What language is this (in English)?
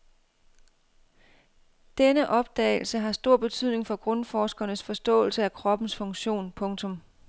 Danish